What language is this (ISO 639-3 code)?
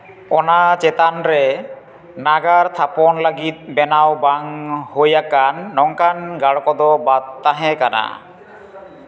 sat